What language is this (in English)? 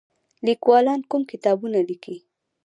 Pashto